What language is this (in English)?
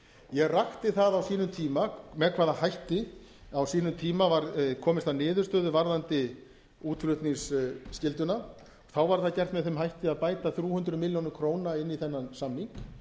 Icelandic